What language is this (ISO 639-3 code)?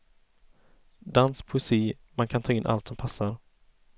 swe